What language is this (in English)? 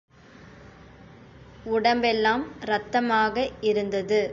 Tamil